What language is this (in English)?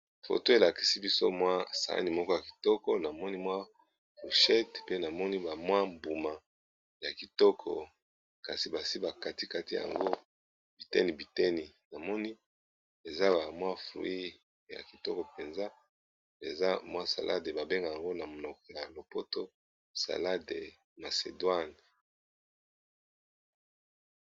Lingala